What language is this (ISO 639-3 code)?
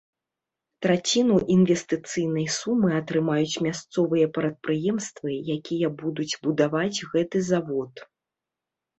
bel